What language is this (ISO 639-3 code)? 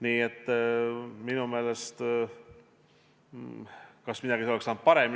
est